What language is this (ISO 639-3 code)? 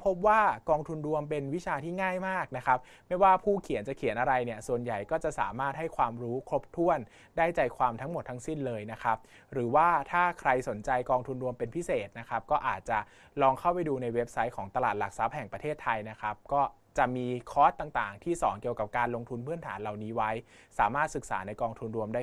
tha